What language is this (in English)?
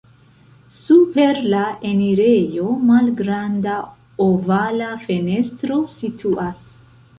Esperanto